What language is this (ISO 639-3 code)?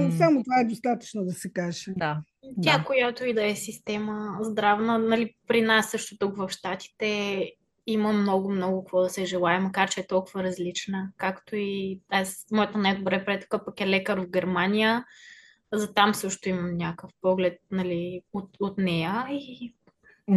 bul